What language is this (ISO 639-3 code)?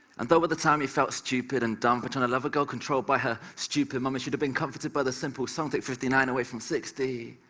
eng